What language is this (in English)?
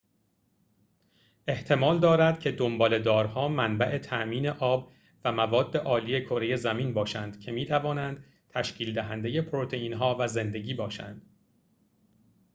Persian